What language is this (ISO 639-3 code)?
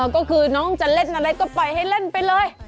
tha